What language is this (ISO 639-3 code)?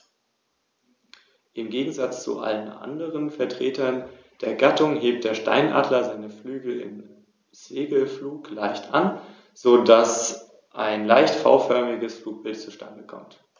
deu